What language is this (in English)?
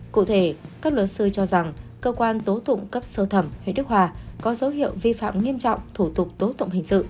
Vietnamese